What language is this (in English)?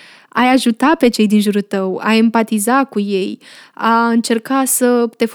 Romanian